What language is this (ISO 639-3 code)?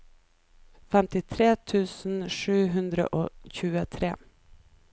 nor